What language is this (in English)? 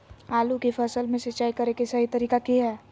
Magahi